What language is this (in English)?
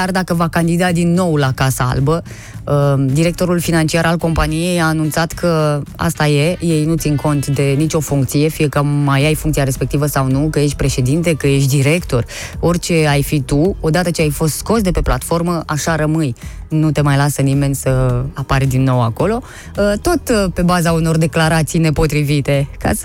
Romanian